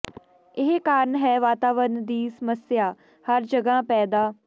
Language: Punjabi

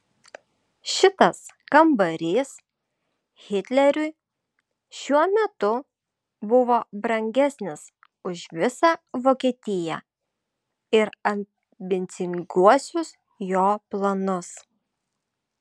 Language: Lithuanian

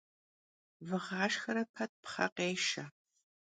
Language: Kabardian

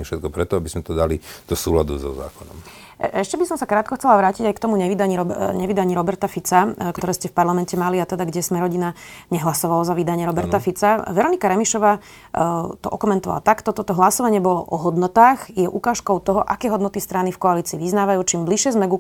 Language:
Slovak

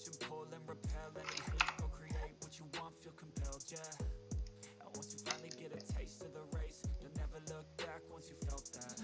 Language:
Turkish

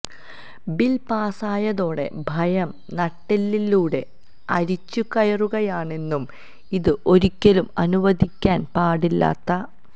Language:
Malayalam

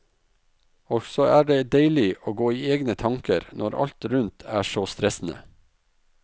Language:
Norwegian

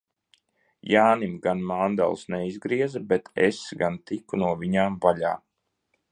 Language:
Latvian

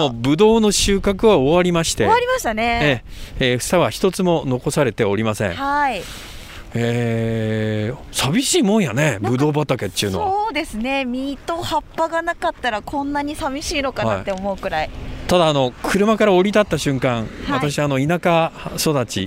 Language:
Japanese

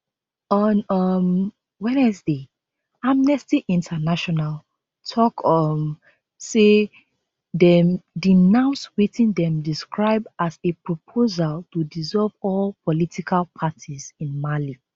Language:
Nigerian Pidgin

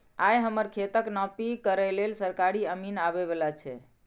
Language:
Maithili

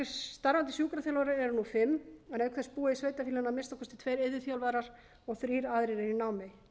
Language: Icelandic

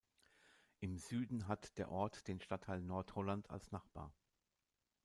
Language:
German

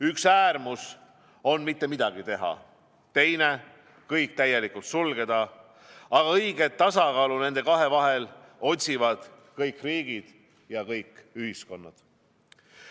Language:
Estonian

